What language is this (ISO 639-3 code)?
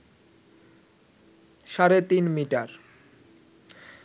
ben